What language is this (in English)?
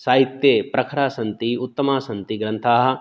Sanskrit